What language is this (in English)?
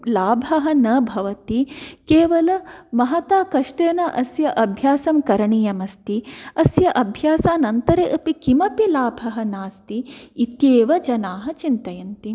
Sanskrit